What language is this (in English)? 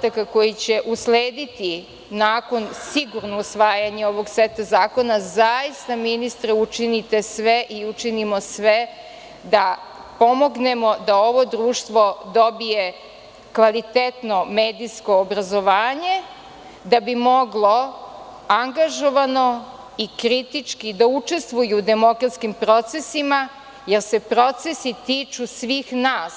Serbian